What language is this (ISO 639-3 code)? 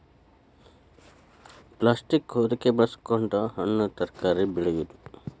kan